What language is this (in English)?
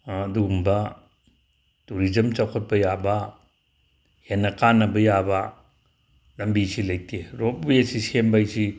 Manipuri